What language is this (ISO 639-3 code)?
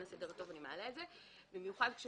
heb